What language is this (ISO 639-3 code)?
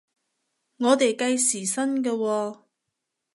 yue